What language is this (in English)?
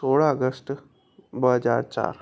Sindhi